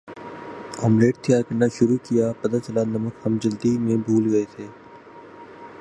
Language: Urdu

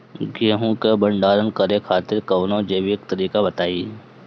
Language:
Bhojpuri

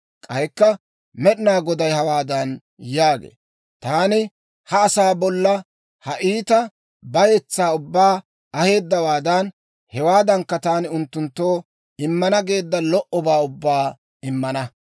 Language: Dawro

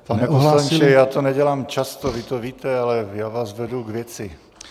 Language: Czech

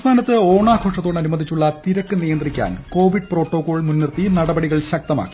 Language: Malayalam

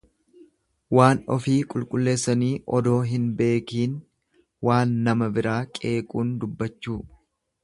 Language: Oromo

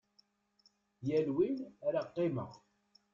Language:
Kabyle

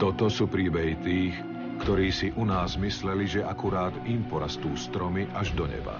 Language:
Slovak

